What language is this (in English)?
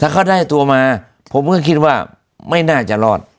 Thai